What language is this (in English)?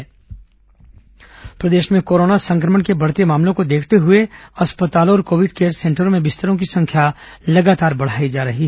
Hindi